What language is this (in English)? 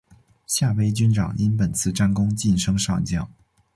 Chinese